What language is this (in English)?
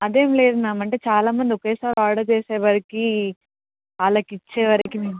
Telugu